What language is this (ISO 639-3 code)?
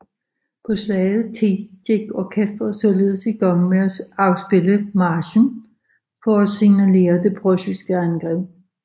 dan